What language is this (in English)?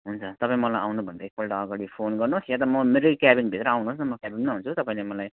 Nepali